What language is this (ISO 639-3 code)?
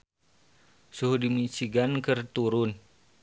sun